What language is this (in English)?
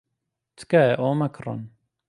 Central Kurdish